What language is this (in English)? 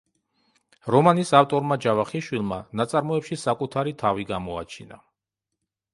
Georgian